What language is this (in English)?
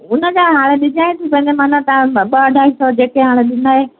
Sindhi